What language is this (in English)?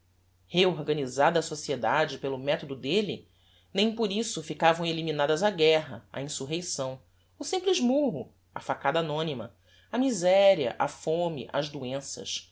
Portuguese